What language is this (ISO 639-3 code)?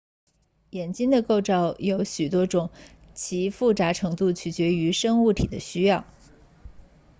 zho